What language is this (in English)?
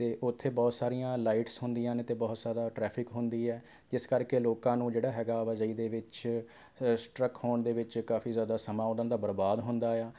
Punjabi